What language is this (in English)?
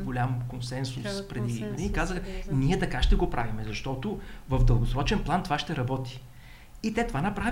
Bulgarian